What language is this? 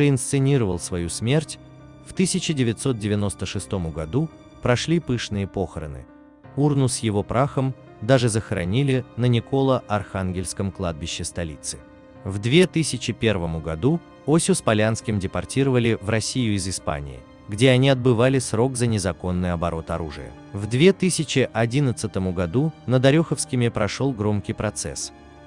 Russian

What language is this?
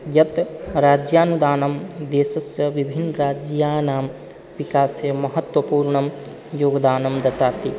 Sanskrit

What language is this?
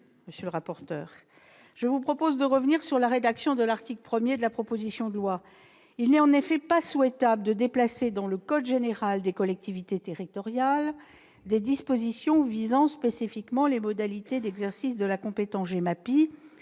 French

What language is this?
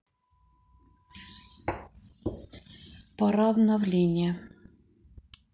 Russian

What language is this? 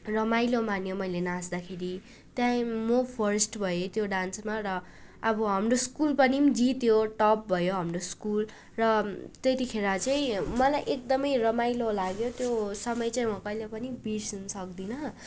Nepali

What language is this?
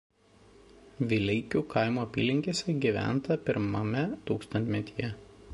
Lithuanian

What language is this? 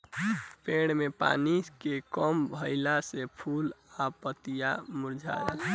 Bhojpuri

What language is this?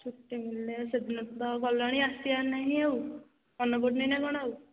Odia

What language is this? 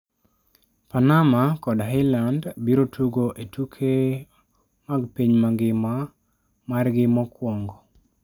Luo (Kenya and Tanzania)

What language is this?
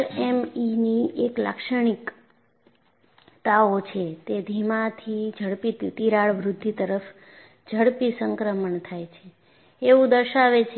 Gujarati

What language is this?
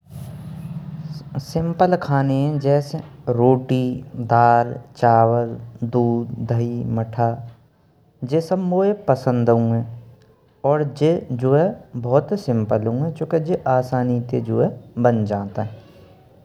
Braj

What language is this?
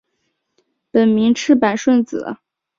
Chinese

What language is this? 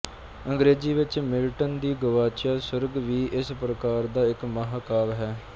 Punjabi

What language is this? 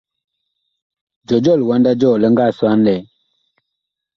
Bakoko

